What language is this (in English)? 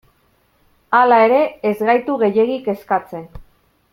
Basque